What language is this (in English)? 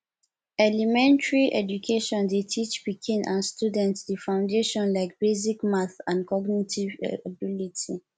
Nigerian Pidgin